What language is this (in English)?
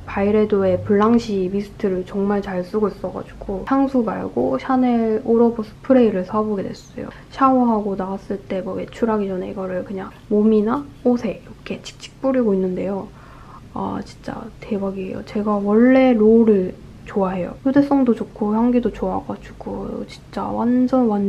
Korean